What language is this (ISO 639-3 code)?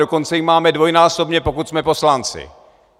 ces